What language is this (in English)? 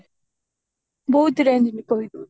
Odia